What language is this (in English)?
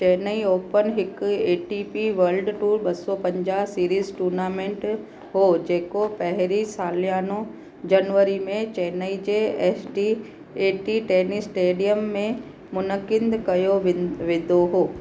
Sindhi